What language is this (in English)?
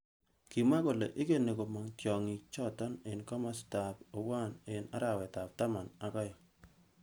Kalenjin